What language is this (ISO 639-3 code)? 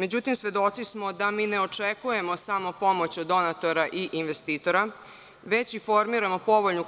srp